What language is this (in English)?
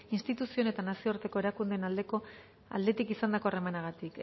Basque